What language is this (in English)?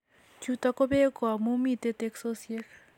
Kalenjin